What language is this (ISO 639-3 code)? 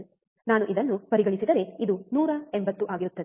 kan